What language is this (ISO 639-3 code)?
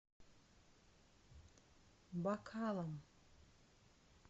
rus